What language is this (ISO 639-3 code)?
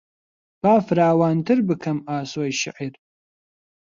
ckb